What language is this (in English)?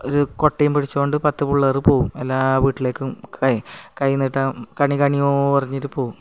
Malayalam